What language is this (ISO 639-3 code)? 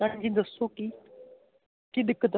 pan